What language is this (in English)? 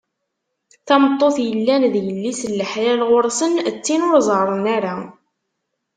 Kabyle